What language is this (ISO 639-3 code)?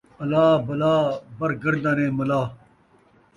skr